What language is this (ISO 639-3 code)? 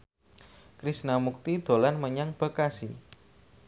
jav